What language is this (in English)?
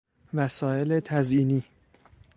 Persian